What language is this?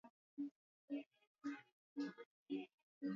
Swahili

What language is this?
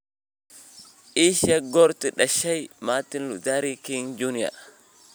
Somali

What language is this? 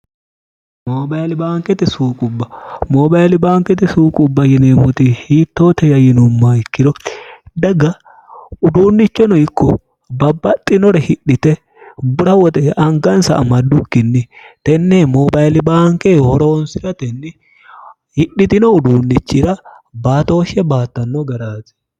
Sidamo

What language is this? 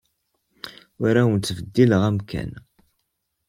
Kabyle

